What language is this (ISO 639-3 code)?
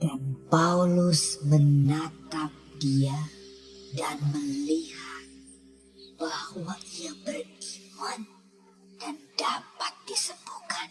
ind